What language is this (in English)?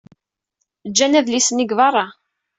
Kabyle